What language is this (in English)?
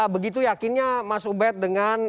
Indonesian